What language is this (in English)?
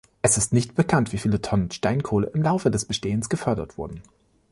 German